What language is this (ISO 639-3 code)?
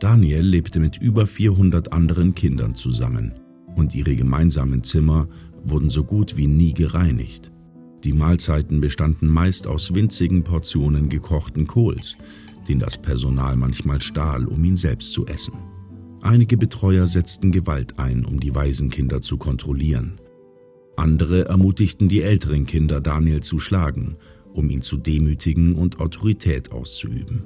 deu